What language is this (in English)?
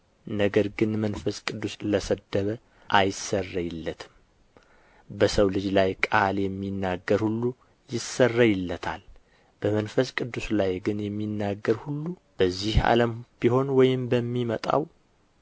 Amharic